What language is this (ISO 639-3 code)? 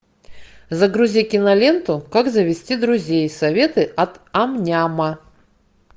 rus